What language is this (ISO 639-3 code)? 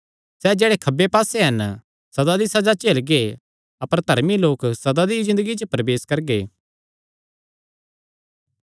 xnr